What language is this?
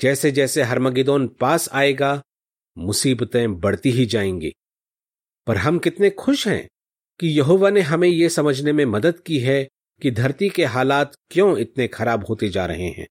Hindi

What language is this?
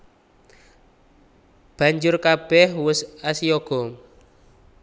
Javanese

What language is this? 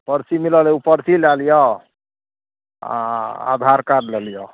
Maithili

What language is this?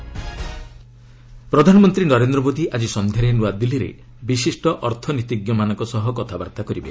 Odia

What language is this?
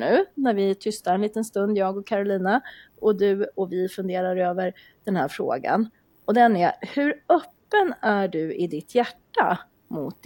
Swedish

